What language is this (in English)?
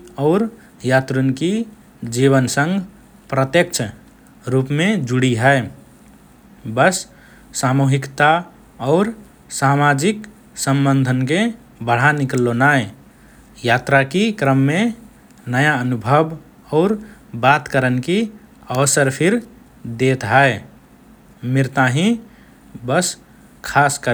Rana Tharu